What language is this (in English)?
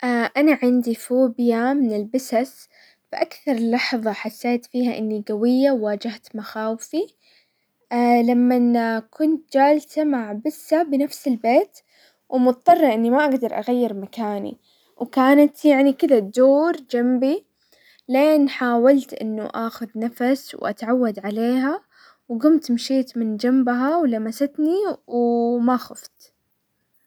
Hijazi Arabic